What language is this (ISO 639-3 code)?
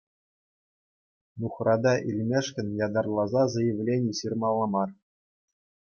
chv